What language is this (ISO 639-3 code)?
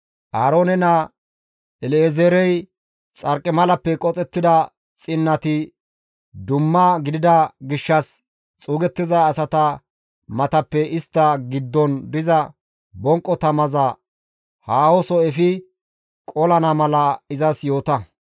gmv